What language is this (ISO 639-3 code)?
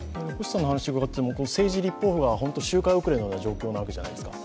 jpn